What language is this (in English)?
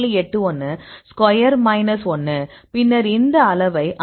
Tamil